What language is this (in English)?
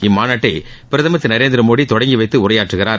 Tamil